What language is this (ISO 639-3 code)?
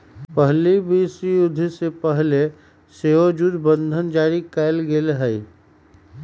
mag